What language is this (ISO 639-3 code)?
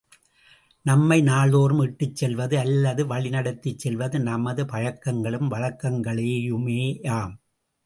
tam